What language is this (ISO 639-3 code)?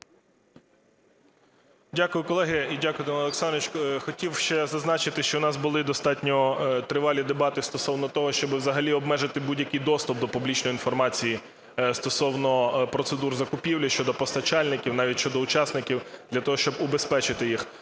ukr